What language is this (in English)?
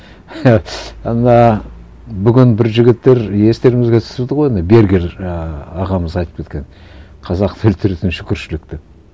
Kazakh